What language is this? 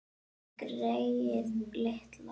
Icelandic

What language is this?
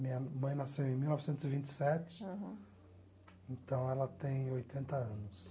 Portuguese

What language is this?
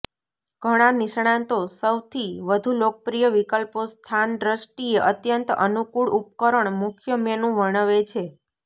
Gujarati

